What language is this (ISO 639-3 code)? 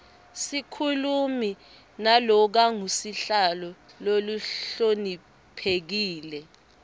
ssw